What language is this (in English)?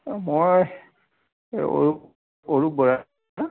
Assamese